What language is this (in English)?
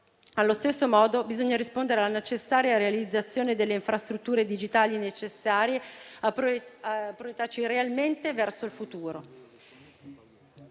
Italian